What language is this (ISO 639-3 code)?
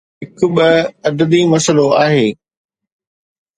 snd